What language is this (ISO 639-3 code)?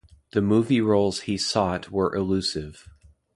eng